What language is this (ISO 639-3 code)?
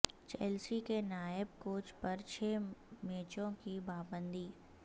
urd